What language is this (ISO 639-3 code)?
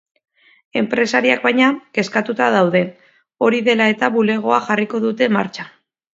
eus